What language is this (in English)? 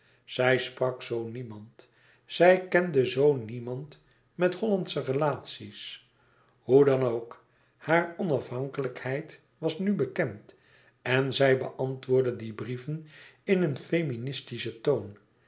Dutch